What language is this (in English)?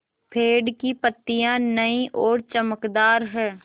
Hindi